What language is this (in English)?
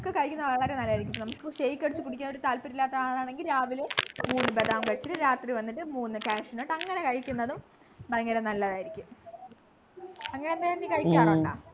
Malayalam